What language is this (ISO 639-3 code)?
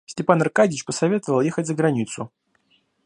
rus